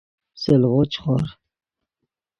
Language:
Yidgha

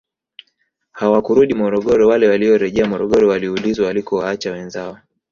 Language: Swahili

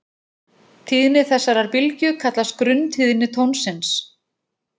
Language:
Icelandic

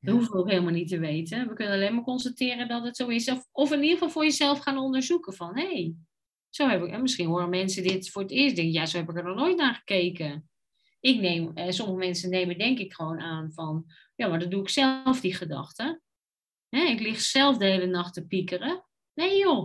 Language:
Dutch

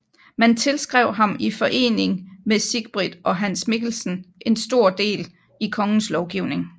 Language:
Danish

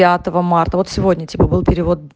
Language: Russian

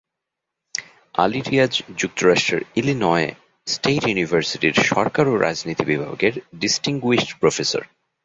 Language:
Bangla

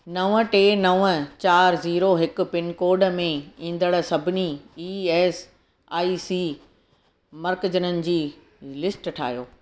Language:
Sindhi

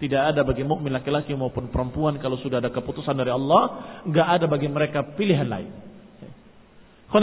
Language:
Indonesian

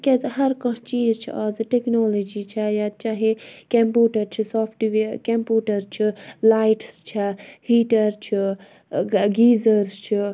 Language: Kashmiri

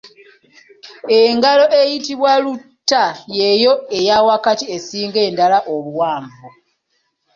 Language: Ganda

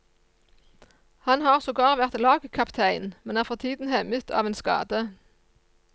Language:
Norwegian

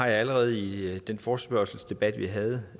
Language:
Danish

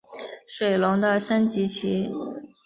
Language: Chinese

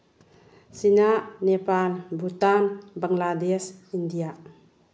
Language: Manipuri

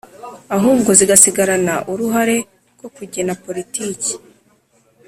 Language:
Kinyarwanda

